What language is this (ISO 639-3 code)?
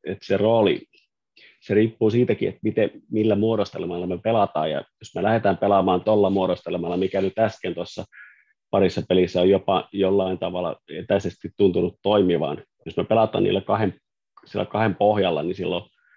fin